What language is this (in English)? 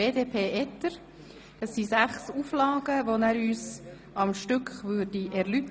Swiss German